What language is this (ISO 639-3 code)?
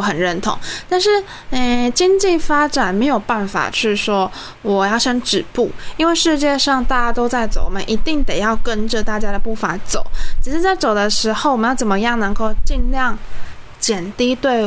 zho